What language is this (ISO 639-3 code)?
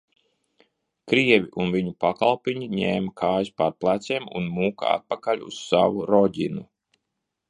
lav